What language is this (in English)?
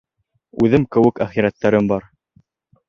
Bashkir